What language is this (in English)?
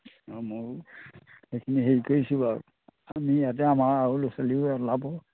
Assamese